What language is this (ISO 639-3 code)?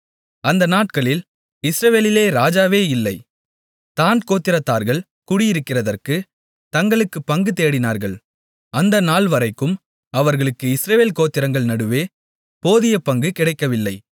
tam